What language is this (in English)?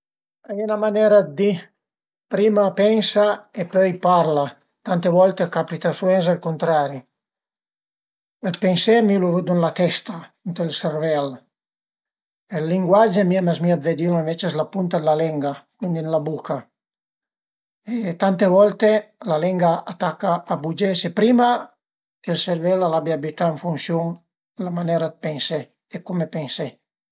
Piedmontese